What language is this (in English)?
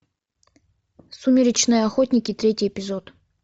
Russian